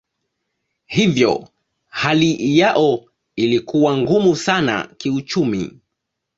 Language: Swahili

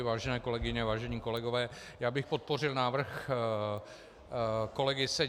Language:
Czech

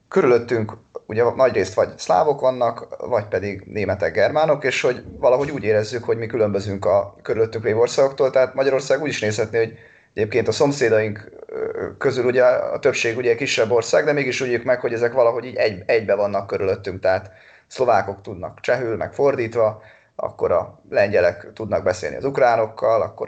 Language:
Hungarian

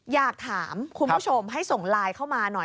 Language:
Thai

